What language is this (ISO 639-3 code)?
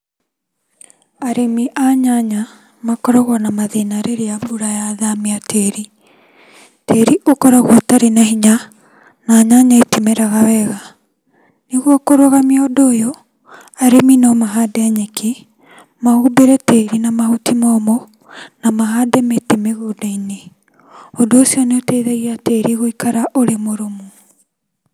kik